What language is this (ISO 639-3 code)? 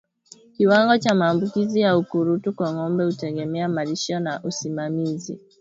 swa